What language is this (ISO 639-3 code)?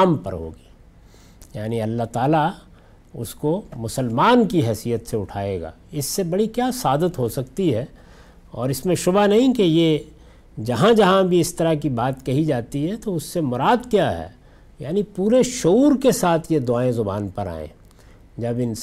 urd